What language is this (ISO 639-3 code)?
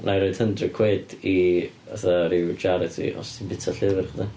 cym